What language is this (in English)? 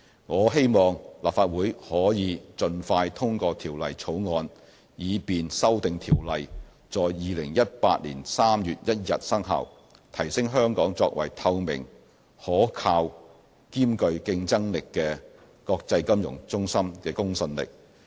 Cantonese